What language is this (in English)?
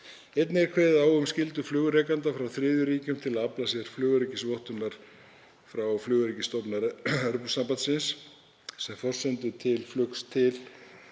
Icelandic